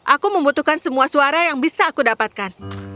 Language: Indonesian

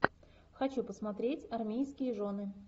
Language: Russian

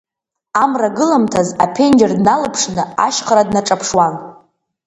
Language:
Abkhazian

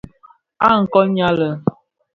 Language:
Bafia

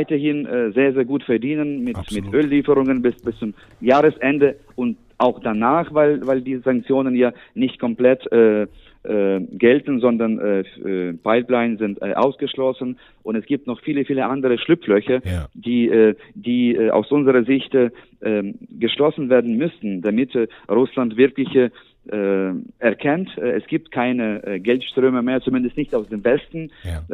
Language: German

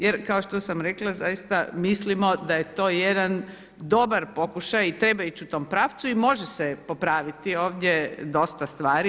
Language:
Croatian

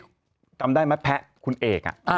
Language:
Thai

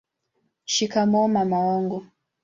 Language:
Swahili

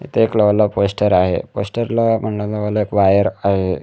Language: Marathi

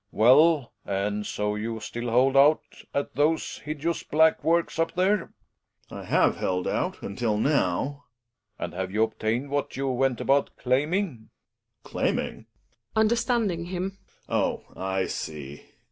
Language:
English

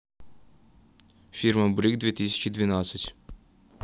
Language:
Russian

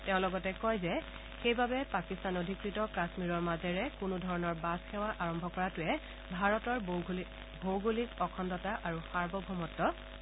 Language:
Assamese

